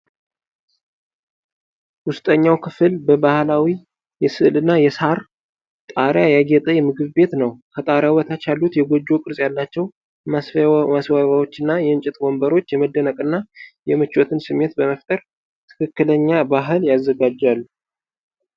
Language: Amharic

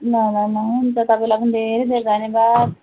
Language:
Nepali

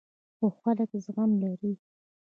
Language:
Pashto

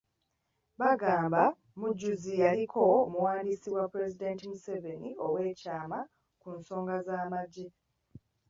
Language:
Ganda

